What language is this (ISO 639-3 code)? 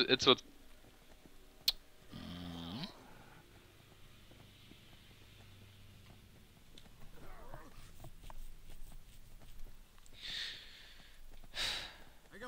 deu